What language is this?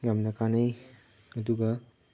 Manipuri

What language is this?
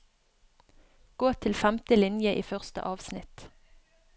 Norwegian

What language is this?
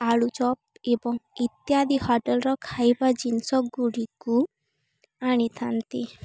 Odia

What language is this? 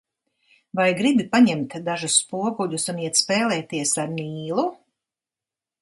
Latvian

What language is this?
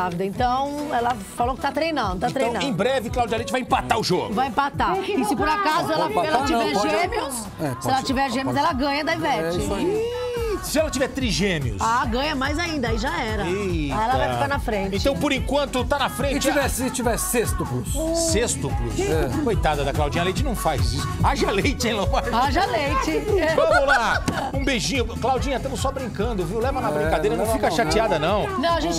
Portuguese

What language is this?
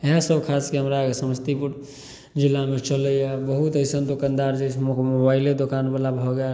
Maithili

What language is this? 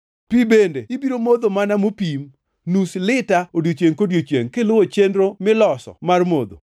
Luo (Kenya and Tanzania)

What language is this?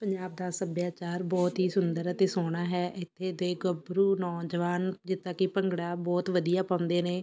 Punjabi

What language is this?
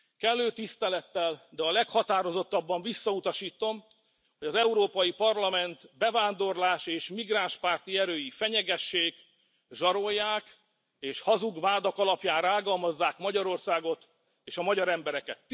Hungarian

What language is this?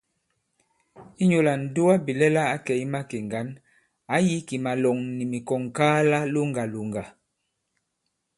Bankon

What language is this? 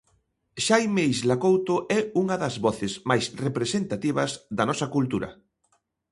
Galician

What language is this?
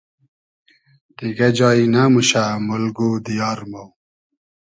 Hazaragi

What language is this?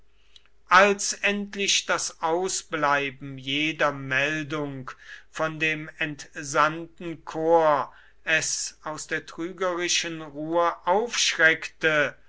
German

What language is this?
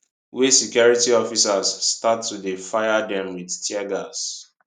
Nigerian Pidgin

